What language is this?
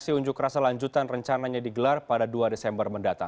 Indonesian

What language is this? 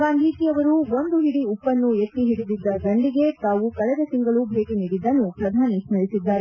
Kannada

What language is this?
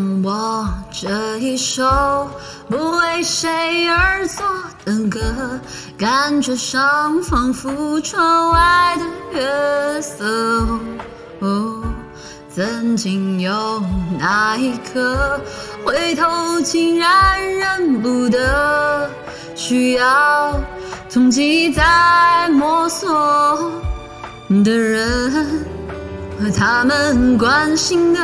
Chinese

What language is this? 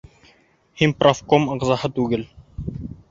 Bashkir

